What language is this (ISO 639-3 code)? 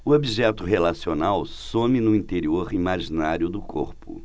por